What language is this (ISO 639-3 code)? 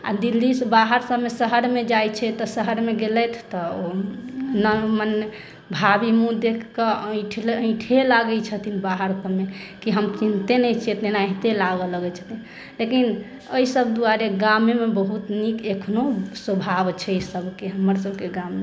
mai